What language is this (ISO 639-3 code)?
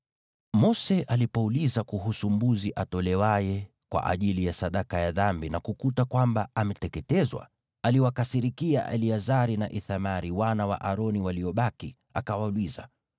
swa